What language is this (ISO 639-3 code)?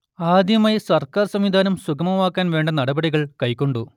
mal